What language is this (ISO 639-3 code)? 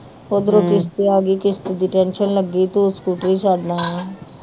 pan